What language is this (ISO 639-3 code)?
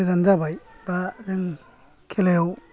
brx